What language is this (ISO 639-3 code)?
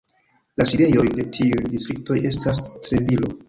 epo